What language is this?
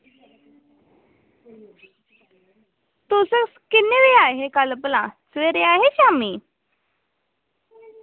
Dogri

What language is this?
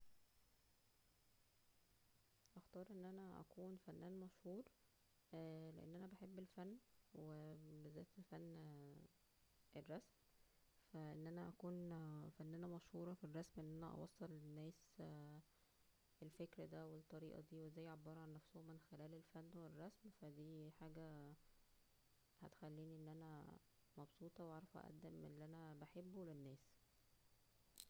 Egyptian Arabic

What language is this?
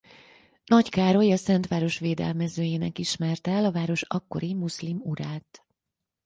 Hungarian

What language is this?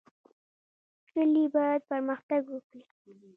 Pashto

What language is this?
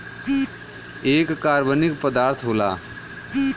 Bhojpuri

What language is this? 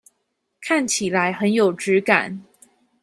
Chinese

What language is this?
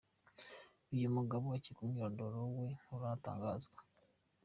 Kinyarwanda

